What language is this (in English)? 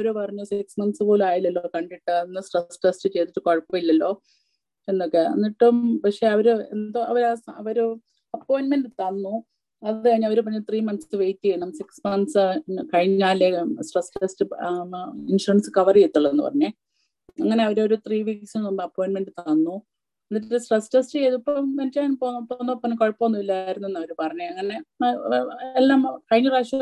Malayalam